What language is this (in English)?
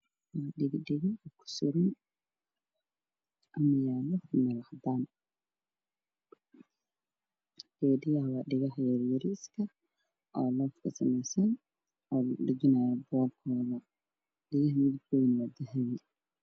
Somali